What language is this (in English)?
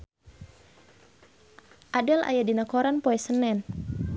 Sundanese